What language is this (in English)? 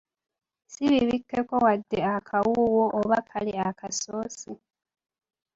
Ganda